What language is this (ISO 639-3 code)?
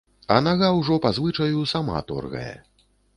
bel